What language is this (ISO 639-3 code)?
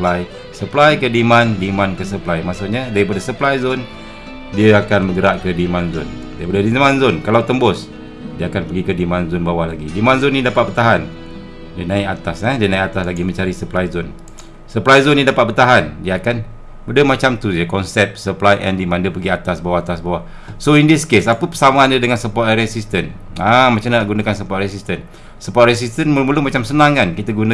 msa